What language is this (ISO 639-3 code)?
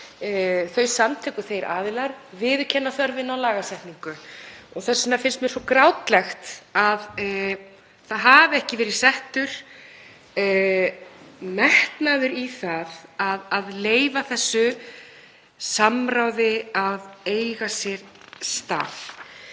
isl